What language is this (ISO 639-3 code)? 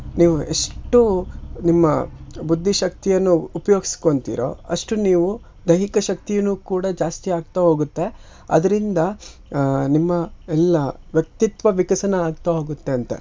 kan